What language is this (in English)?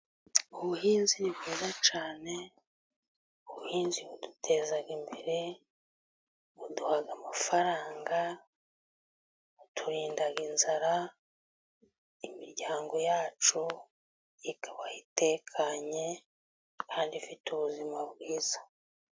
Kinyarwanda